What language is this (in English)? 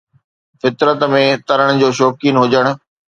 Sindhi